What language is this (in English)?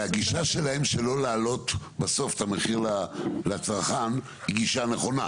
Hebrew